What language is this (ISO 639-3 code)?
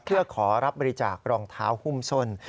tha